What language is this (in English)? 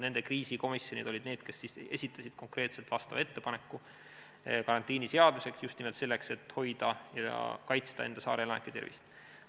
Estonian